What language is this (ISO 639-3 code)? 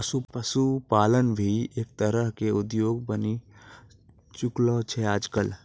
mai